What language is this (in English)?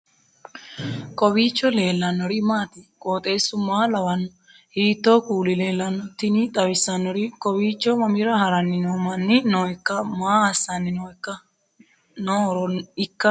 Sidamo